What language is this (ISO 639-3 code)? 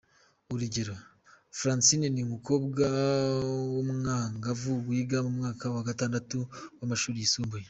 kin